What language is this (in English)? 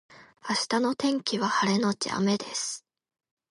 Japanese